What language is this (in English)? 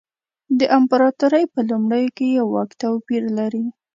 Pashto